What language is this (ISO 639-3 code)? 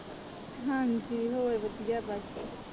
pan